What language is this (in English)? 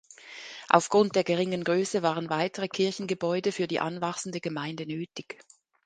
German